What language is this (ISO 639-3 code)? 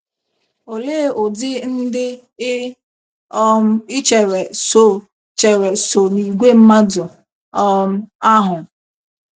ibo